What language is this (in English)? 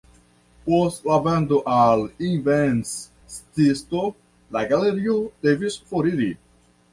Esperanto